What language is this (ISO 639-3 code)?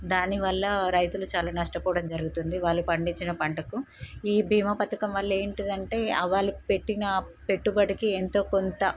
tel